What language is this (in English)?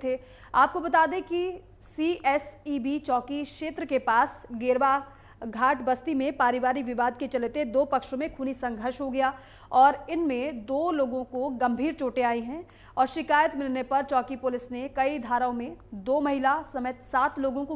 Hindi